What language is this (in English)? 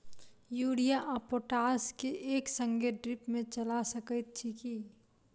Maithili